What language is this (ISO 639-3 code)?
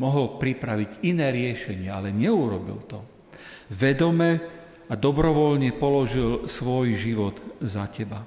slk